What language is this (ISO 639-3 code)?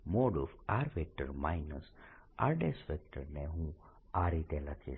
guj